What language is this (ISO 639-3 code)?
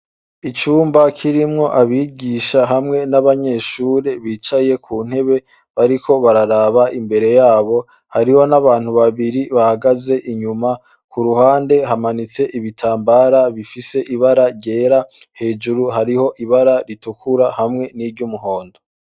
run